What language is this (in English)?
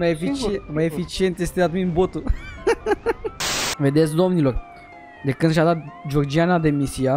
Romanian